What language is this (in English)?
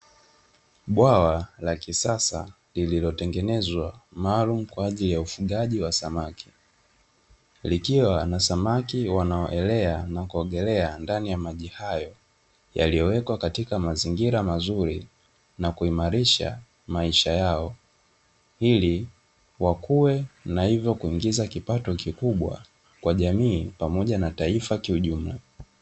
Swahili